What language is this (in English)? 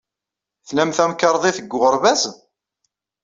Kabyle